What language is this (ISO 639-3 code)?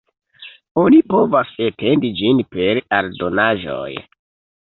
epo